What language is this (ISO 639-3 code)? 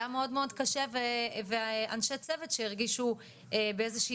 heb